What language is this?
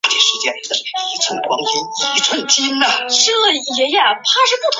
Chinese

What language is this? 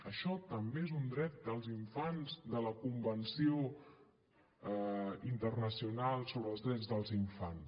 Catalan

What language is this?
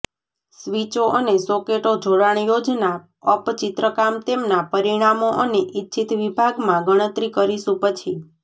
Gujarati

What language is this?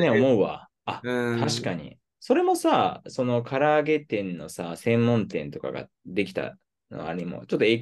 Japanese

